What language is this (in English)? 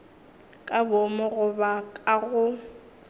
Northern Sotho